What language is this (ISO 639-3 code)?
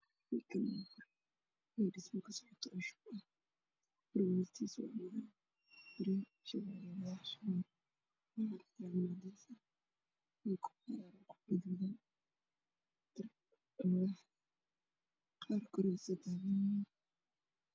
som